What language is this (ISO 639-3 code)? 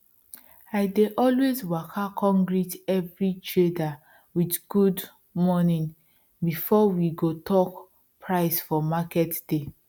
pcm